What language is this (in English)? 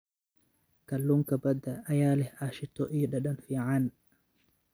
Somali